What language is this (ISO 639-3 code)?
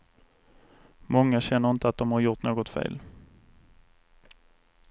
swe